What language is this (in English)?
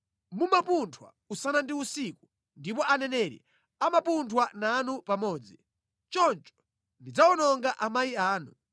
Nyanja